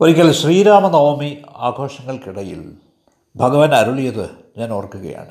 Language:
Malayalam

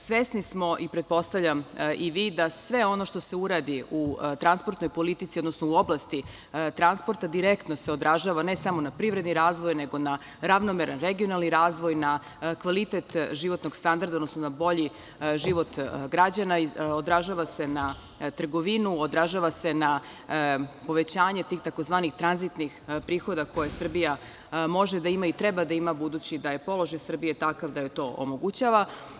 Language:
Serbian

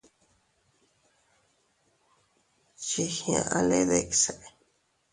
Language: Teutila Cuicatec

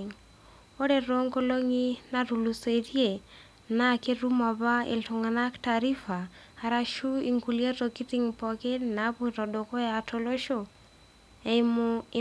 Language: Masai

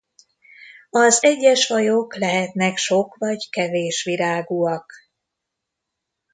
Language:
Hungarian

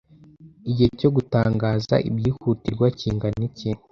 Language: Kinyarwanda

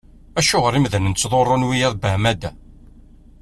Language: Kabyle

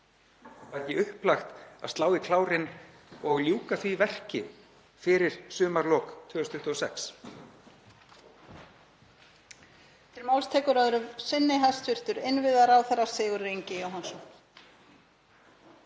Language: Icelandic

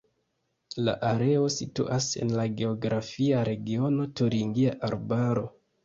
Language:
Esperanto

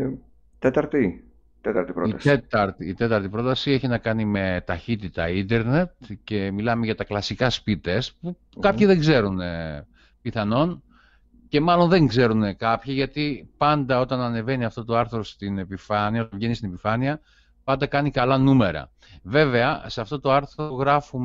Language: Greek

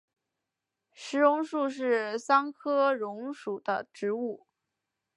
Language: Chinese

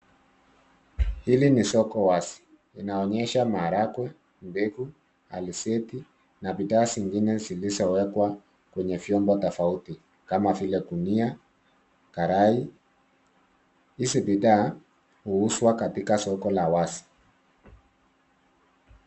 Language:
Swahili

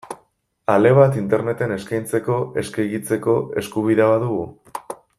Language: Basque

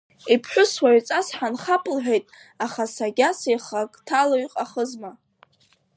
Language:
Abkhazian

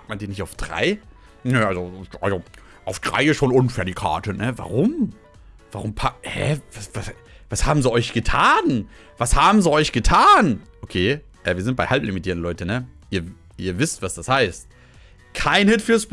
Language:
German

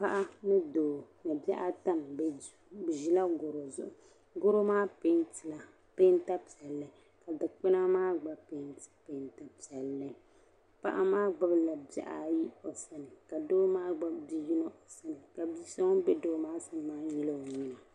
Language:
Dagbani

